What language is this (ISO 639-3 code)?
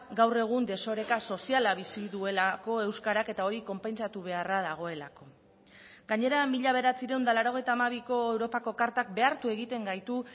eus